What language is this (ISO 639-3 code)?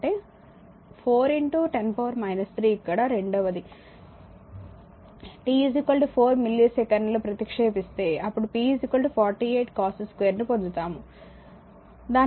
tel